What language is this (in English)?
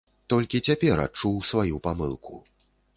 Belarusian